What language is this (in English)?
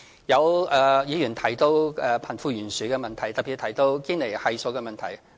Cantonese